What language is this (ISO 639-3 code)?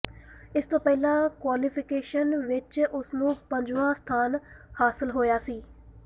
pan